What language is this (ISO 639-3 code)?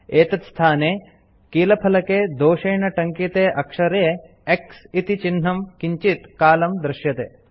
san